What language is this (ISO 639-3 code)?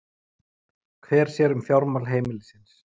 isl